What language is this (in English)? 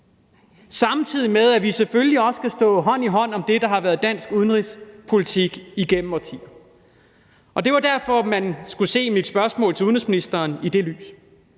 Danish